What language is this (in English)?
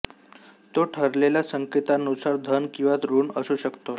Marathi